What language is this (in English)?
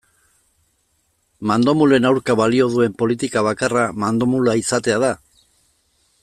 Basque